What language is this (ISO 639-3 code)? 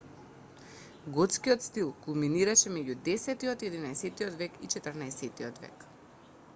mkd